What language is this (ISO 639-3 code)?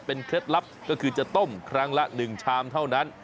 tha